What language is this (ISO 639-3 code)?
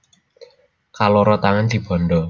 jav